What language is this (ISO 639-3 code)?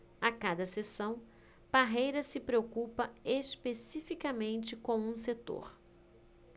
por